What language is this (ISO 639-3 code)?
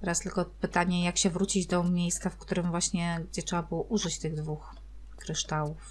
pol